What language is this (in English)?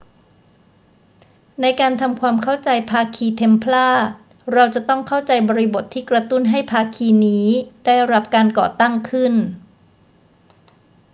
Thai